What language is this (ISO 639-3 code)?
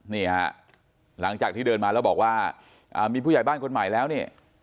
tha